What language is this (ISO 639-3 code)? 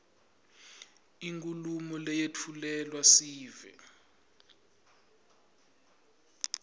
ssw